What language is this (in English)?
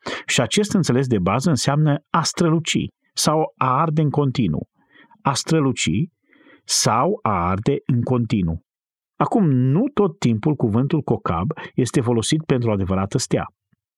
Romanian